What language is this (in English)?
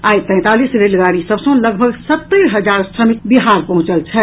Maithili